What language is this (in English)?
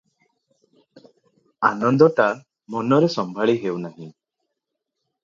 Odia